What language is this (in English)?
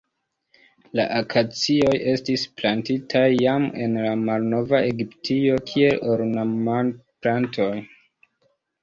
Esperanto